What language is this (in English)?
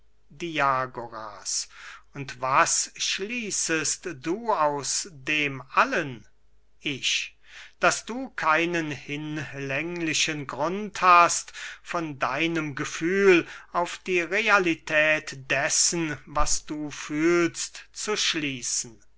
German